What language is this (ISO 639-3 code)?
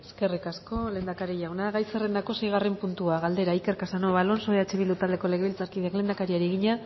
eus